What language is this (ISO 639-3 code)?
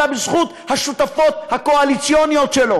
heb